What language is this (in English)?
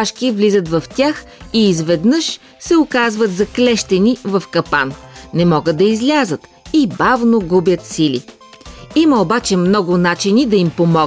Bulgarian